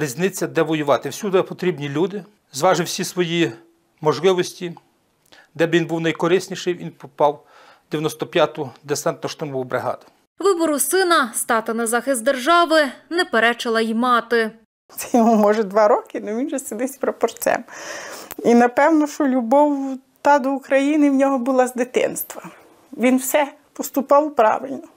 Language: Ukrainian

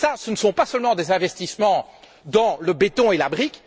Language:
French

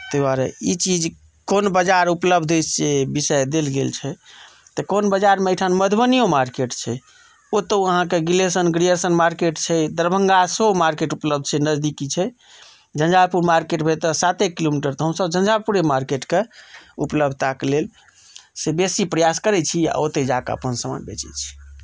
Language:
Maithili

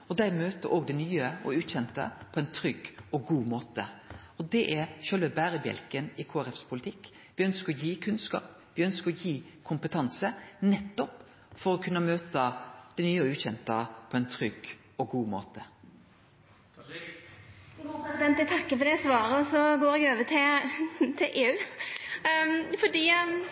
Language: Norwegian Nynorsk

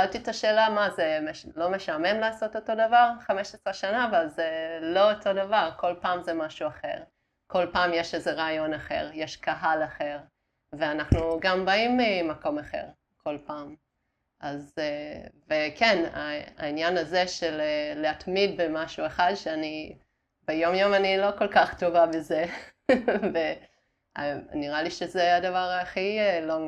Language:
Hebrew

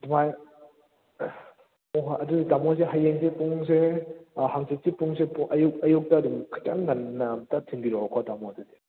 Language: Manipuri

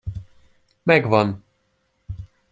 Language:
Hungarian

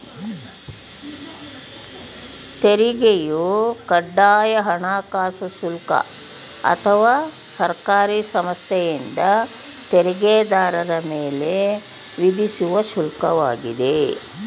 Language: Kannada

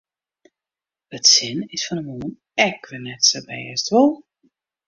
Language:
Western Frisian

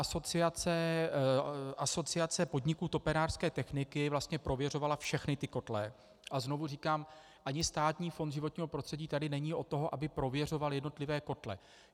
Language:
Czech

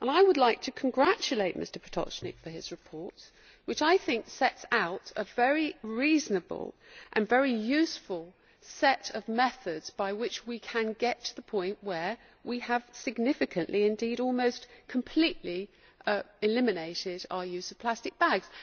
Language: English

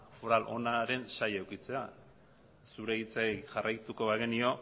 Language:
Basque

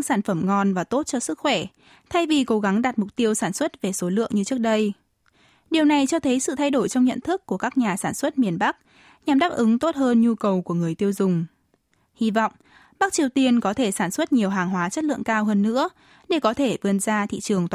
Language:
Vietnamese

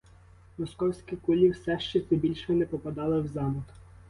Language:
Ukrainian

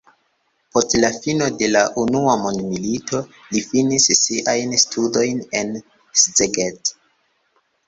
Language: Esperanto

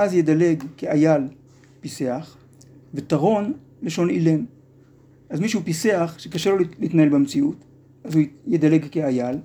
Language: Hebrew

